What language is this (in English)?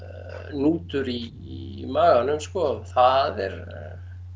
Icelandic